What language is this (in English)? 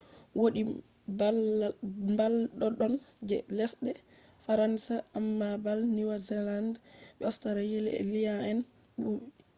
Fula